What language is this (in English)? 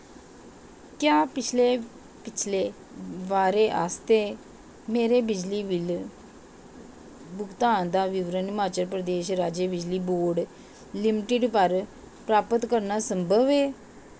Dogri